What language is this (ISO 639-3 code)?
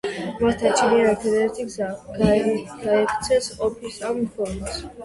kat